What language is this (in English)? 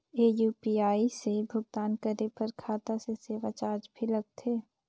Chhattisgarhi